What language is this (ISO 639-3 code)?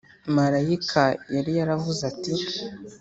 kin